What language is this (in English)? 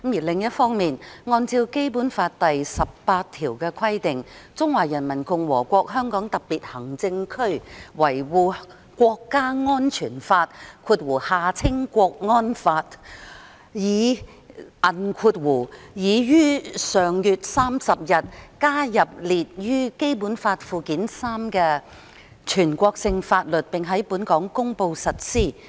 Cantonese